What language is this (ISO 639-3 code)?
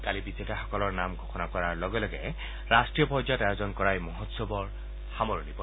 asm